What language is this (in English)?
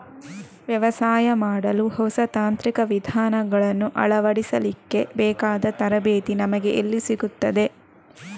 Kannada